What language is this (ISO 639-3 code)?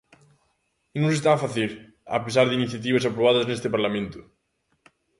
glg